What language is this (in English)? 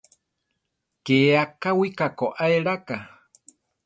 Central Tarahumara